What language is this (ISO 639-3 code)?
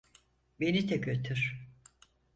tur